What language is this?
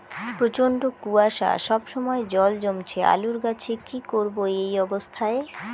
Bangla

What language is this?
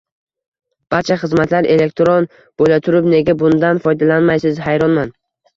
Uzbek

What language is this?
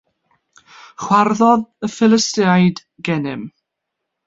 Welsh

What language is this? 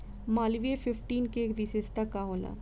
Bhojpuri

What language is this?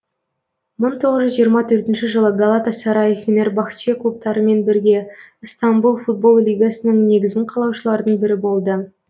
Kazakh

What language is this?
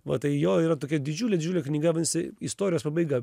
Lithuanian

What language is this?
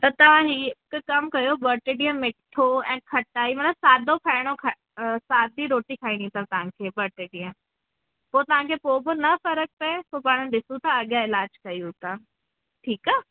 Sindhi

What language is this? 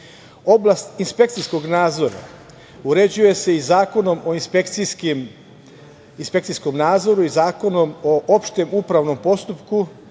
Serbian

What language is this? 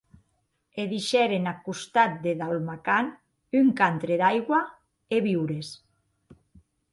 Occitan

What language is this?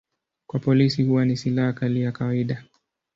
Swahili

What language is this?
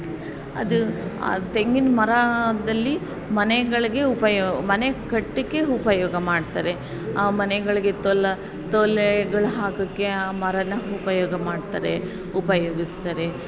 Kannada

